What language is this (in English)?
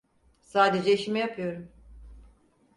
Turkish